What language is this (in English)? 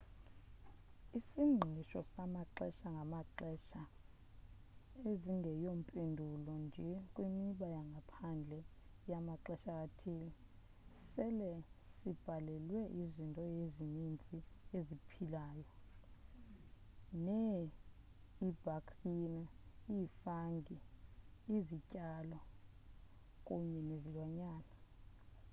Xhosa